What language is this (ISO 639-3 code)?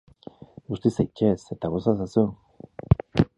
eus